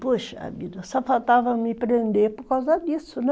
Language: Portuguese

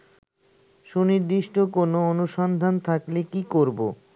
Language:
Bangla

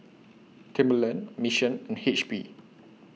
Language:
English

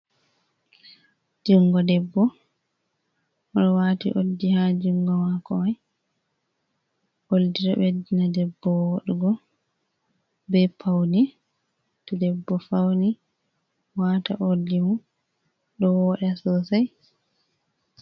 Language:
Fula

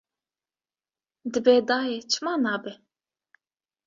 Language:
Kurdish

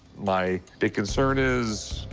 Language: English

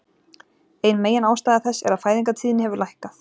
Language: Icelandic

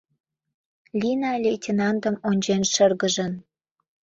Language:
Mari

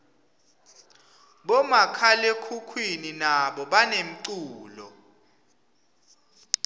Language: Swati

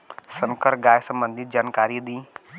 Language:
Bhojpuri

